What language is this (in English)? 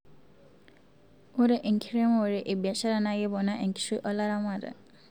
Masai